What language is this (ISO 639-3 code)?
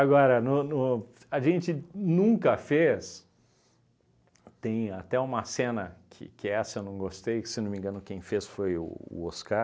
por